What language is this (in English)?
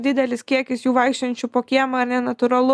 Lithuanian